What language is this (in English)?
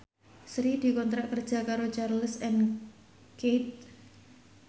Javanese